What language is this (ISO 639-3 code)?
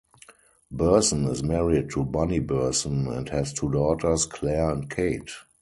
eng